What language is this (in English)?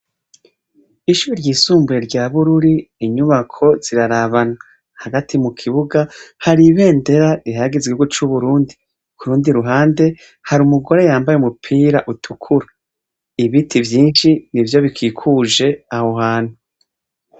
Rundi